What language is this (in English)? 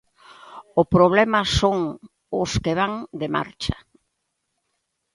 Galician